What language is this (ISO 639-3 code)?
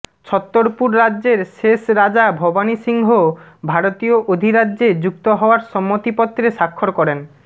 ben